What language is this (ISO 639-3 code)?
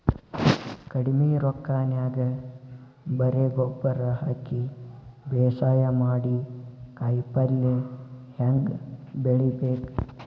kan